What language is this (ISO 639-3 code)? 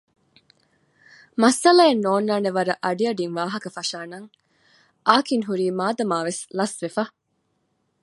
div